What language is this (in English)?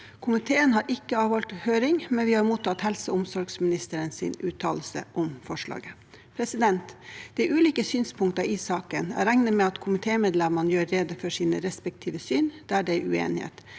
Norwegian